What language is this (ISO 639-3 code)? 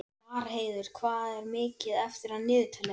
isl